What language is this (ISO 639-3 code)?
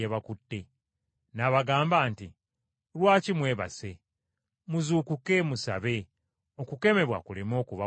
lug